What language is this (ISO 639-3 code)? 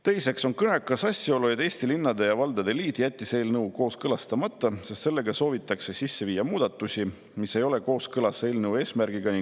est